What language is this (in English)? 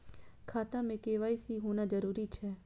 Maithili